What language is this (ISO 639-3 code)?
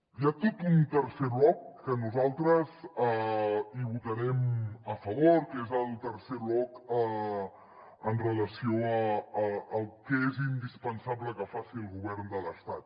cat